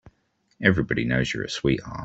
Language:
English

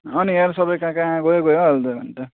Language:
Nepali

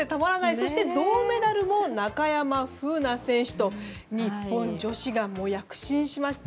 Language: Japanese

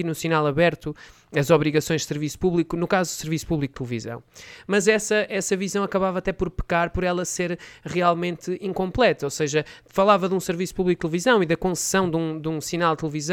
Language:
Portuguese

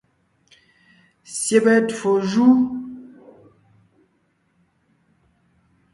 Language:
Ngiemboon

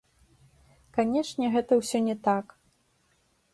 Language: Belarusian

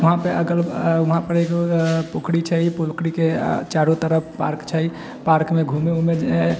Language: Maithili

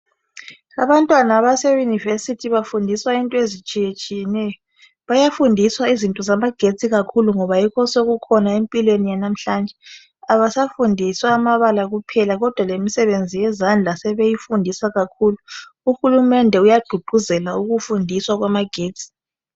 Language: North Ndebele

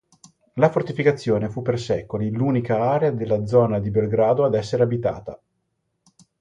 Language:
Italian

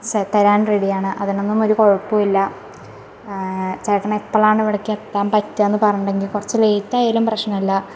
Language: Malayalam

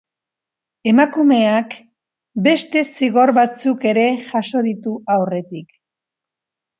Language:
Basque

